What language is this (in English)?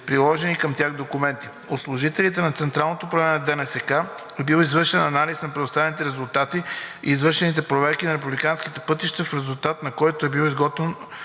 Bulgarian